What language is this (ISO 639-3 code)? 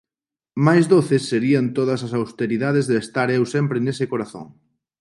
glg